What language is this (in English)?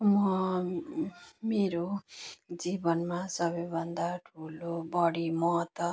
Nepali